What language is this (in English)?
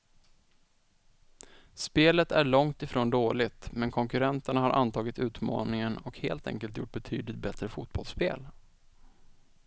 Swedish